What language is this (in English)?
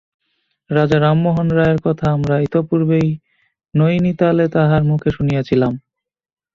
Bangla